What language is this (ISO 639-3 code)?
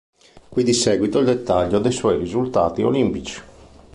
ita